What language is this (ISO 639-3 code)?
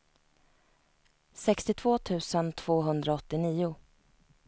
swe